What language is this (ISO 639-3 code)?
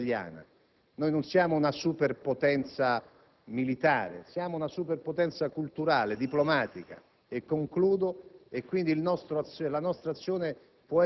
ita